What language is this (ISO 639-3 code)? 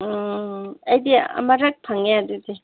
mni